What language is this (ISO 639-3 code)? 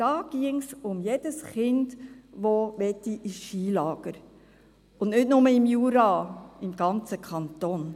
gsw